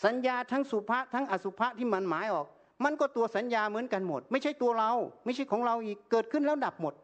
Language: Thai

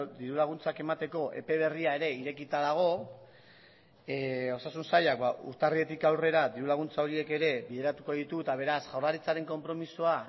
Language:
Basque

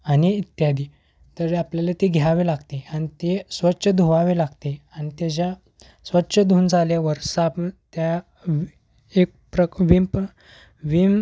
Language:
Marathi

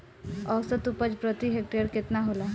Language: Bhojpuri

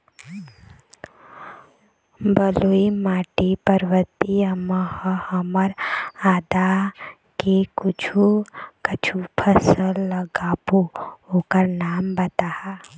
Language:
Chhattisgarhi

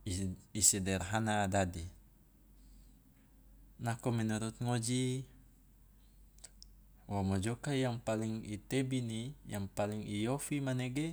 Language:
Loloda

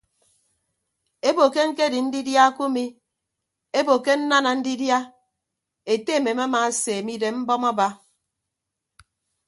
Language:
Ibibio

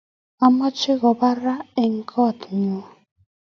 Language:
Kalenjin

